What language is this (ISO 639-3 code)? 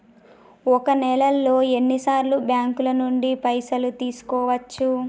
tel